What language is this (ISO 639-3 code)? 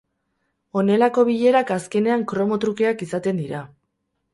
eus